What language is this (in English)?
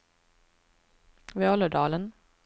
Swedish